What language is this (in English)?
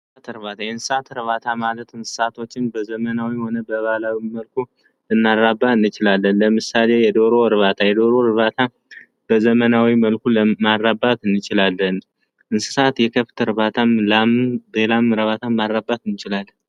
Amharic